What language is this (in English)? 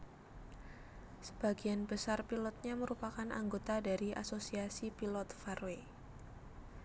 Javanese